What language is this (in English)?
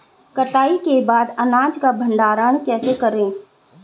Hindi